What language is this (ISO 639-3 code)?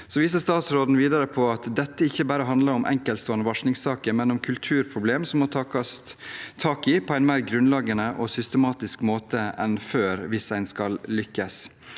nor